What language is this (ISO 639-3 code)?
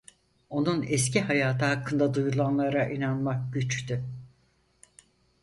tur